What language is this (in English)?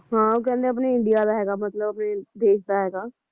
Punjabi